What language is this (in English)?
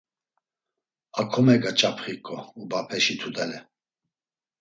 Laz